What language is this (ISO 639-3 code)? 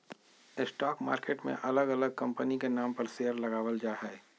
mag